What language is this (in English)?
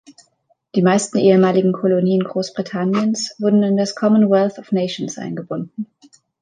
German